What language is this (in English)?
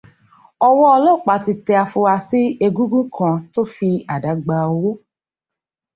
Yoruba